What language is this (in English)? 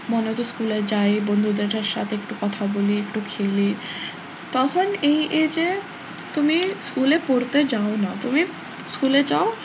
Bangla